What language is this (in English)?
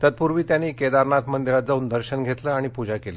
Marathi